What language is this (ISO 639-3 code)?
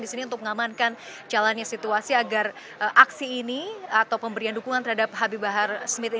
ind